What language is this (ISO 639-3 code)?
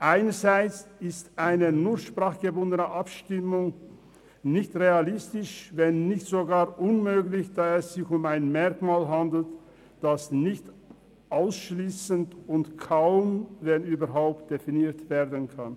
gsw